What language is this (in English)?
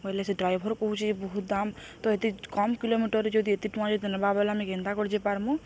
Odia